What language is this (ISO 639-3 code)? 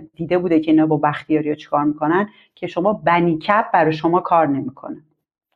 fas